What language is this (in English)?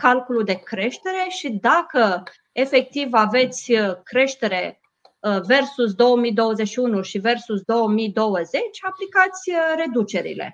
Romanian